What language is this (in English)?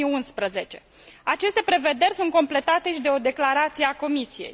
Romanian